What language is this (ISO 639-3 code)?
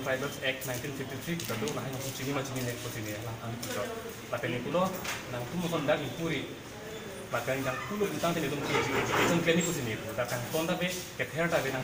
ind